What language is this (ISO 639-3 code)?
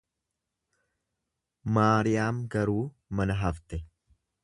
orm